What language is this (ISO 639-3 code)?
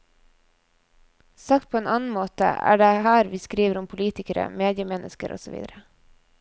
nor